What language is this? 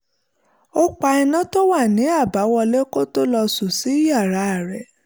Yoruba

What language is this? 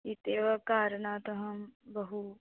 Sanskrit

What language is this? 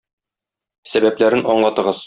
Tatar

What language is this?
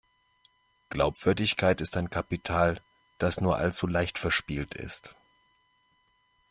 German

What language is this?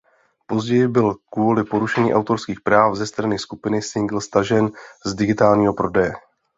Czech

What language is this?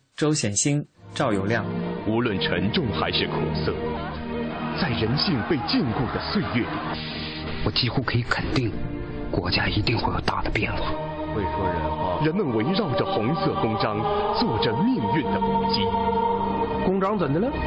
Chinese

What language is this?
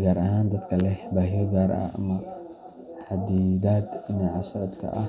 Somali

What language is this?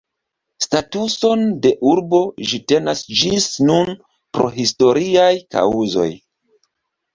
Esperanto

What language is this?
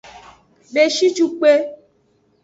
Aja (Benin)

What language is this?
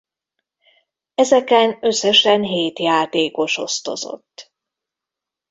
Hungarian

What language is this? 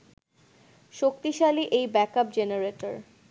Bangla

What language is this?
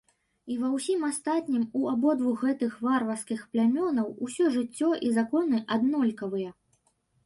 Belarusian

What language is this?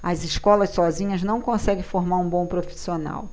Portuguese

